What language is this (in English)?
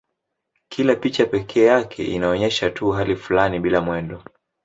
Swahili